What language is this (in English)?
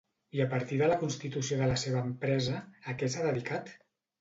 Catalan